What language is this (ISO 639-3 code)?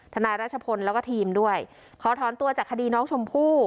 tha